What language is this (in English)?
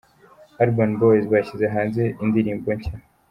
Kinyarwanda